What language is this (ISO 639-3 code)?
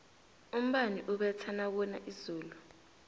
nbl